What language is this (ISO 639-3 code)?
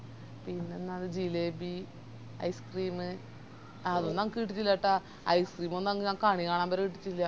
mal